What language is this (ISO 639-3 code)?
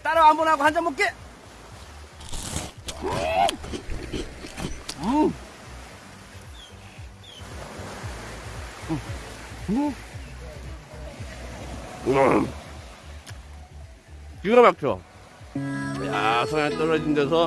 kor